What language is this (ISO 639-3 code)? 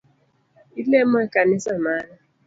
luo